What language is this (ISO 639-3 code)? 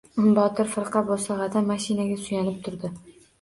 uzb